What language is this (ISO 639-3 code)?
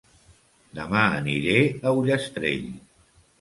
cat